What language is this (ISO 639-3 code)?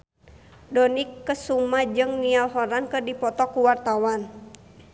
sun